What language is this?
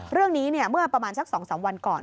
Thai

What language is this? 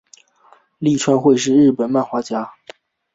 Chinese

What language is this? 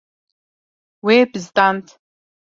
Kurdish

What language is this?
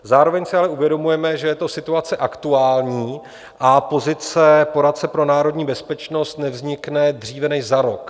Czech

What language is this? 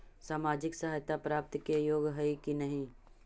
Magahi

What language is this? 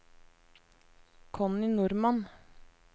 Norwegian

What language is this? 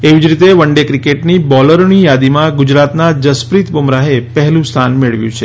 Gujarati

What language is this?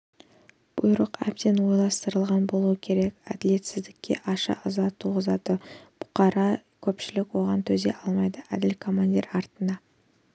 Kazakh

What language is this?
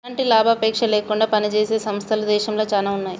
Telugu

